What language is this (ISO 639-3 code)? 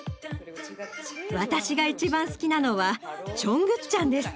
jpn